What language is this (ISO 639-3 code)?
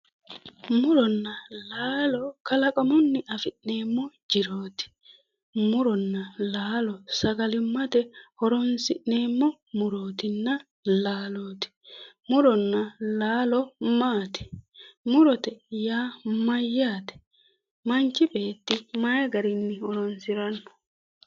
sid